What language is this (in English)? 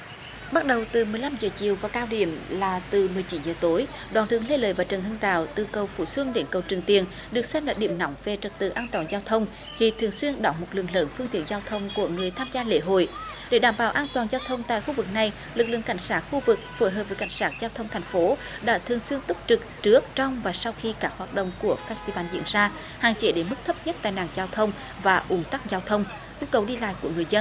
Vietnamese